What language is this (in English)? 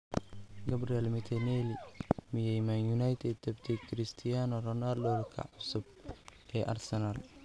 Somali